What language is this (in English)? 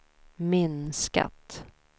Swedish